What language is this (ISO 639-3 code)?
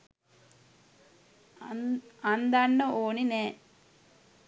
sin